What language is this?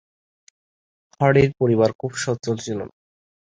Bangla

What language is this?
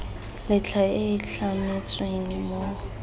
Tswana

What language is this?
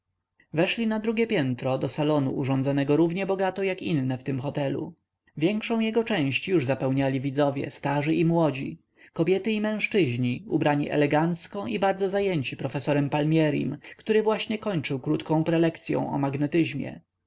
Polish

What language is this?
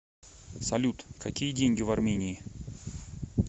Russian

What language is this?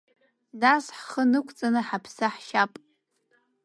Abkhazian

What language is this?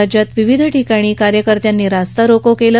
Marathi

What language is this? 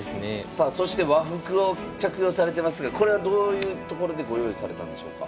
Japanese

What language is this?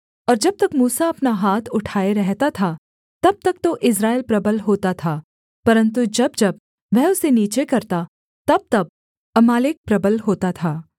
Hindi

